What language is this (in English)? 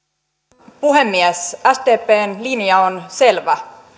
Finnish